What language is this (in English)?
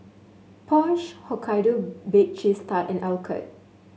English